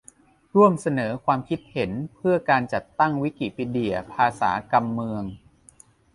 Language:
Thai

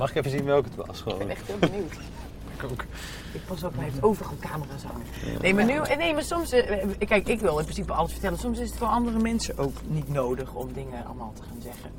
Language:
Dutch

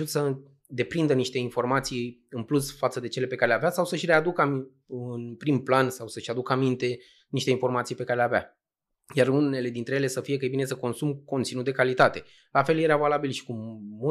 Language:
Romanian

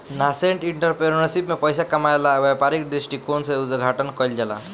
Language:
Bhojpuri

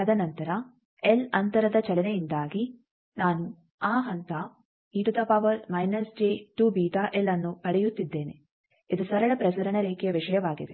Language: Kannada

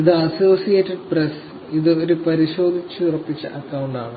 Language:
Malayalam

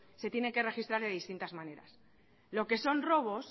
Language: Spanish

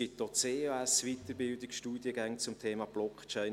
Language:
Swiss German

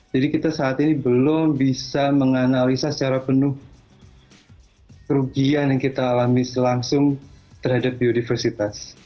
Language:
Indonesian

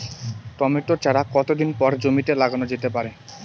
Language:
Bangla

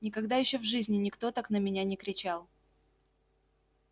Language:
Russian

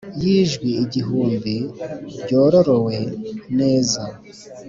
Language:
Kinyarwanda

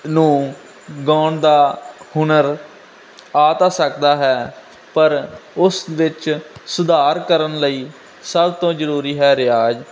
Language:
Punjabi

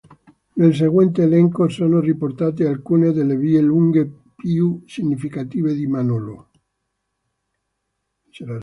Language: Italian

